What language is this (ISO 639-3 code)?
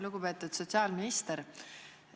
est